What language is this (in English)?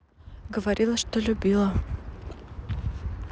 Russian